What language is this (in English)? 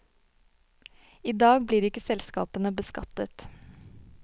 Norwegian